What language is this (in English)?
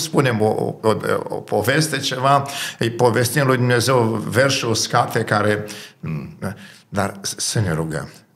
Romanian